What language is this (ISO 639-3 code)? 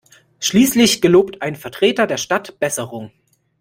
deu